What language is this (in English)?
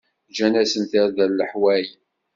Kabyle